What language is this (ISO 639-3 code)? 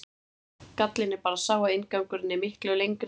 isl